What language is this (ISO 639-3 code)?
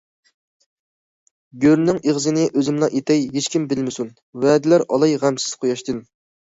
uig